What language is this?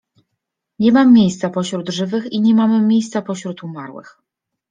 Polish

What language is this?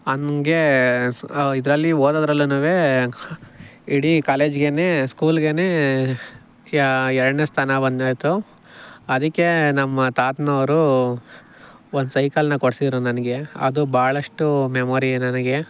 Kannada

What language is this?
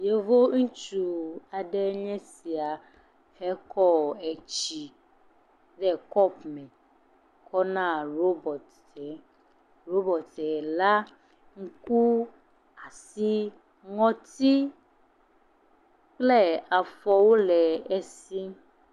Ewe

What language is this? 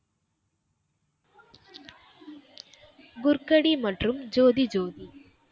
Tamil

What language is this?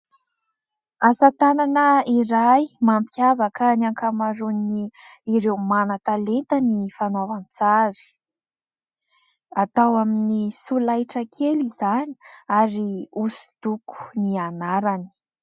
Malagasy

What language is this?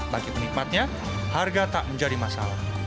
Indonesian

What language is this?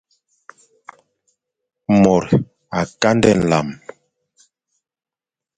Fang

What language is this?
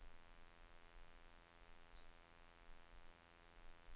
Norwegian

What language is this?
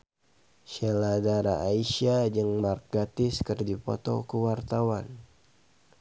Sundanese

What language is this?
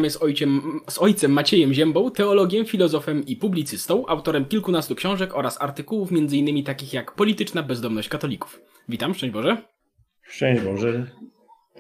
Polish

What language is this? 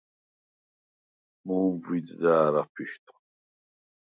Svan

